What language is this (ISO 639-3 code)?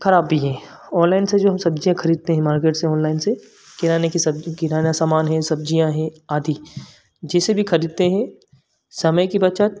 hin